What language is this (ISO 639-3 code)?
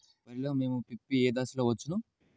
tel